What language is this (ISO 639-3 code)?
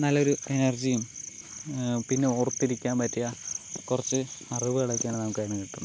mal